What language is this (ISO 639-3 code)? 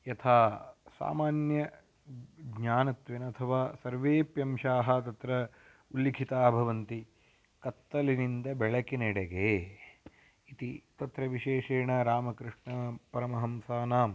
san